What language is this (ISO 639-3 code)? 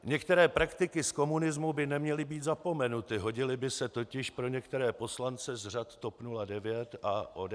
ces